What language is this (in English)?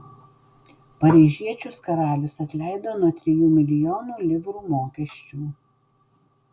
Lithuanian